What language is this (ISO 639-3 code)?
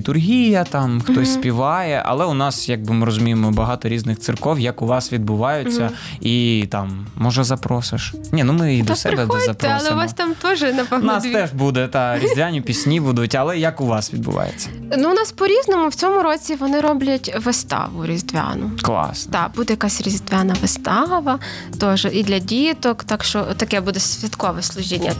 ukr